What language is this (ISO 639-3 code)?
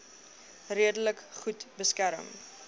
afr